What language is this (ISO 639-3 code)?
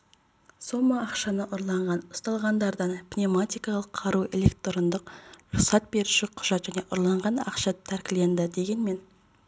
kaz